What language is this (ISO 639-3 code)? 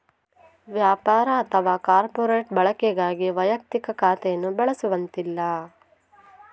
kan